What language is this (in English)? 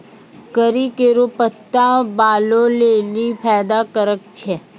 Maithili